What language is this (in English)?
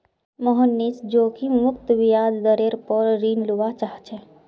Magahi